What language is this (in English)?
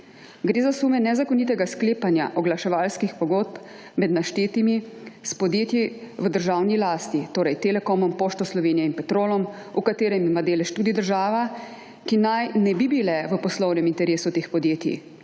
Slovenian